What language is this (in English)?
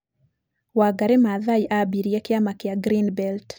Kikuyu